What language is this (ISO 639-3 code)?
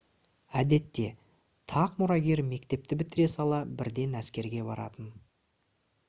kaz